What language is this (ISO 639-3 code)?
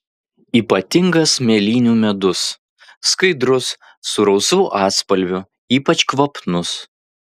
lit